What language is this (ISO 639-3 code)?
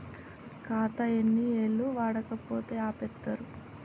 tel